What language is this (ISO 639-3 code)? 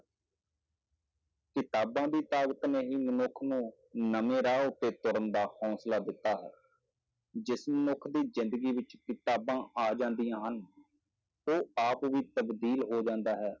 pan